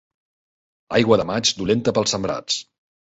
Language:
Catalan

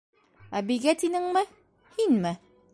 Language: Bashkir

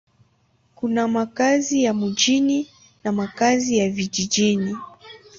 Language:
Swahili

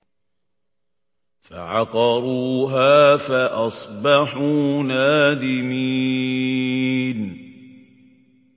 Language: Arabic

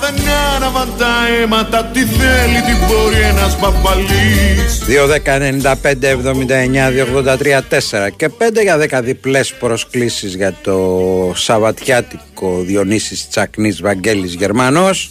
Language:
Greek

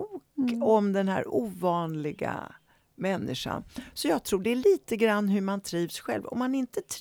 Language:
Swedish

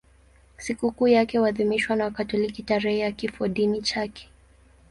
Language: Swahili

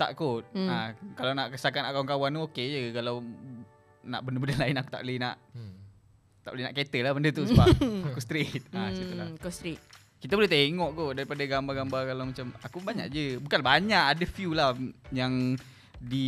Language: Malay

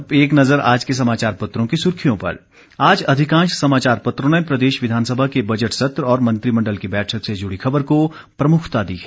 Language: Hindi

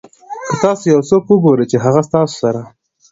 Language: Pashto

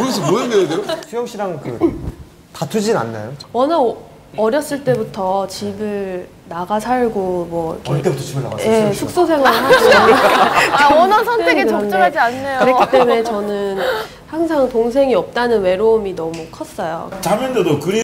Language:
Korean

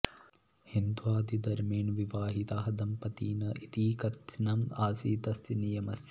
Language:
Sanskrit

